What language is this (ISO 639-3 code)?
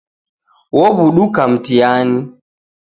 dav